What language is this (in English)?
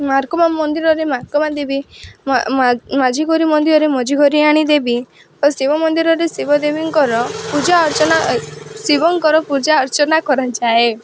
Odia